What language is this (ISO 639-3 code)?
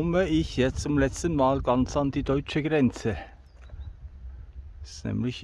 deu